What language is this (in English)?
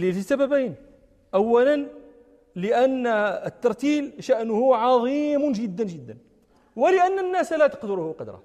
Arabic